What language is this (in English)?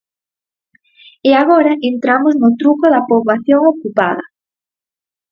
Galician